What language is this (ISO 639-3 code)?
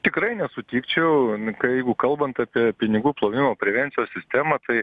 lit